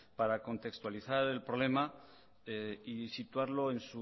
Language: Spanish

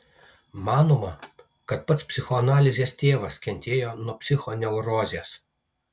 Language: Lithuanian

